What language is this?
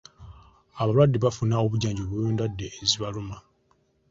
Ganda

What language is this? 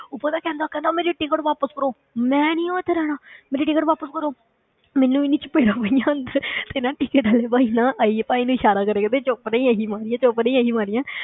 Punjabi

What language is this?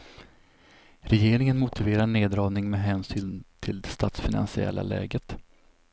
Swedish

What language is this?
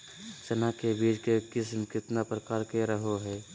Magahi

